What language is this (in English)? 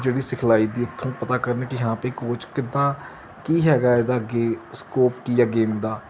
Punjabi